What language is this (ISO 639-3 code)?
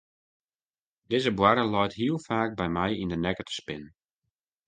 fry